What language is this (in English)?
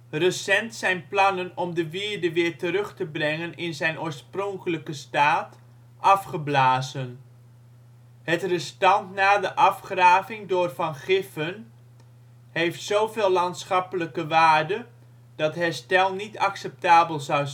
Dutch